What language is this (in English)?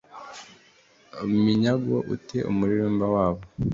Kinyarwanda